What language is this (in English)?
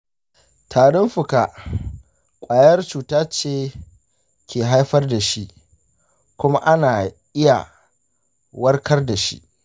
Hausa